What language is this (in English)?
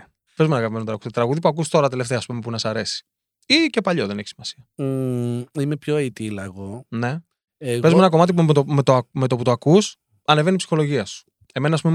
Greek